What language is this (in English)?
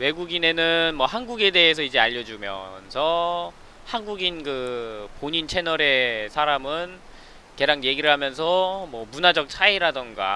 Korean